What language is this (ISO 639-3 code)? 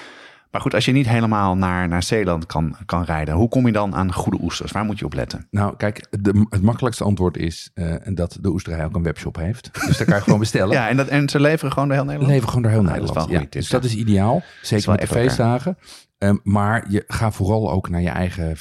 nld